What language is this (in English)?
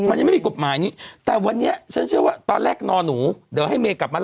Thai